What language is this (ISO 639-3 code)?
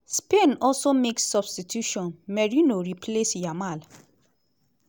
pcm